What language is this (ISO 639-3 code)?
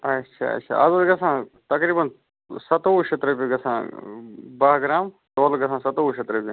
kas